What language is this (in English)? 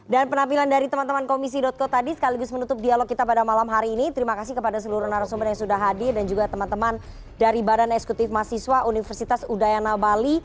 Indonesian